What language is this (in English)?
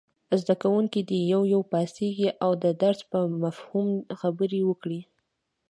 Pashto